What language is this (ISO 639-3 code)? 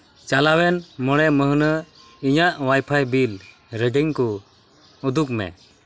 sat